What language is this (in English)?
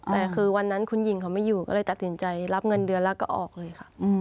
Thai